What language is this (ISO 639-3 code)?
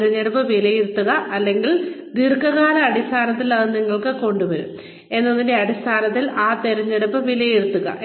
mal